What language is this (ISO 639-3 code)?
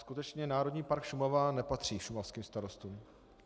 ces